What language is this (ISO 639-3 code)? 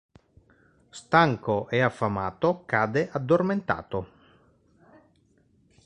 ita